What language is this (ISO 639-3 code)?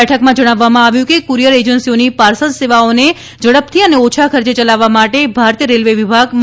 guj